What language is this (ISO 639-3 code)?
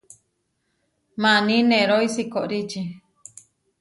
var